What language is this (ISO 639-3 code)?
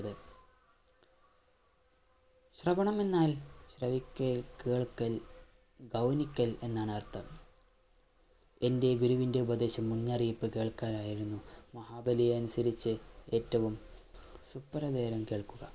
mal